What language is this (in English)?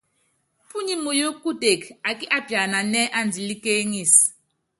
Yangben